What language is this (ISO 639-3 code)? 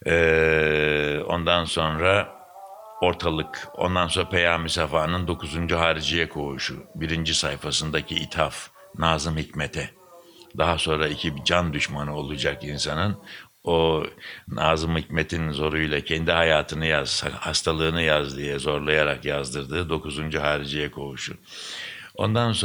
tur